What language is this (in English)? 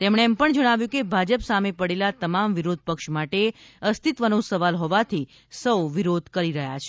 Gujarati